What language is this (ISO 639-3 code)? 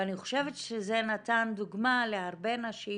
heb